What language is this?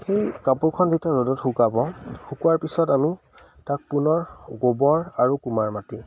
Assamese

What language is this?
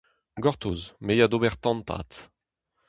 Breton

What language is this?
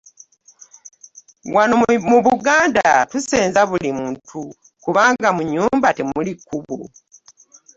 Ganda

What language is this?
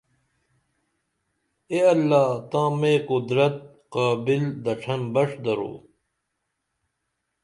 Dameli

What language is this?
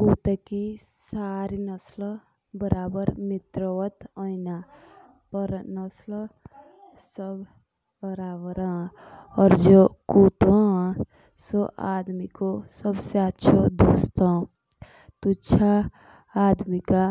Jaunsari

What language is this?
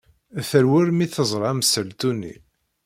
Kabyle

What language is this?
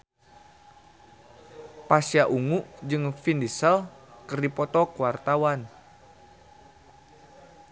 Sundanese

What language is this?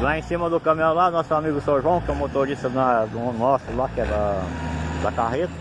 Portuguese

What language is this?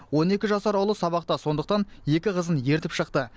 Kazakh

